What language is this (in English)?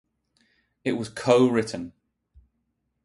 English